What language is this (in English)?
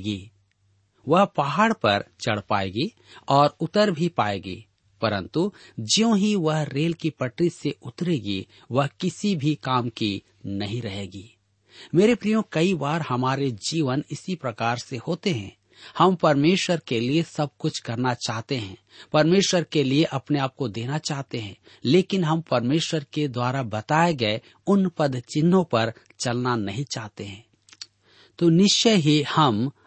Hindi